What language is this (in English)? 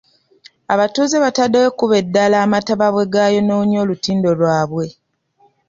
Ganda